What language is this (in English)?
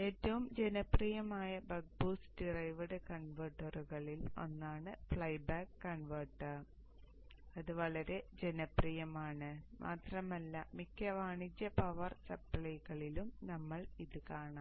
Malayalam